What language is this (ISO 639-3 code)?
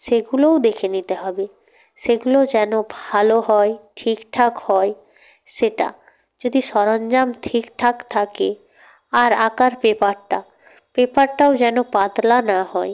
ben